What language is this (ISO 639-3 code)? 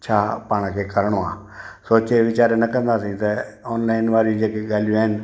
snd